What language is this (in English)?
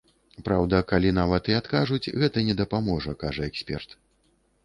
Belarusian